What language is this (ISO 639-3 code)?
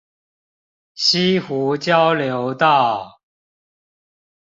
zho